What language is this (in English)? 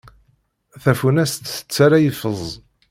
Kabyle